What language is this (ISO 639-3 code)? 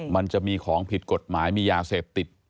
tha